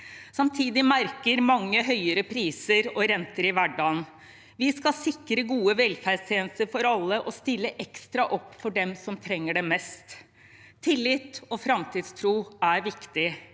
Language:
Norwegian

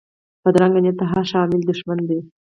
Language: Pashto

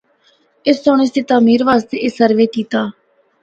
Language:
Northern Hindko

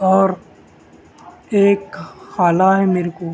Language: Urdu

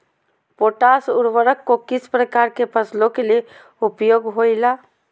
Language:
Magahi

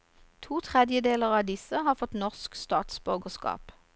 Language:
Norwegian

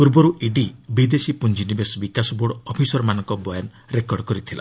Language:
Odia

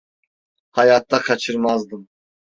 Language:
Turkish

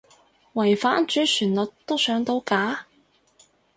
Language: Cantonese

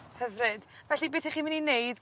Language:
Welsh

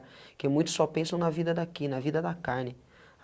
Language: Portuguese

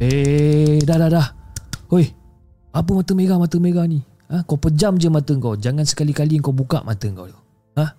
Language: Malay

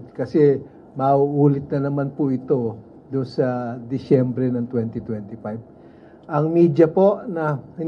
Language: Filipino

